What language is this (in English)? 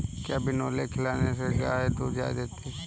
Hindi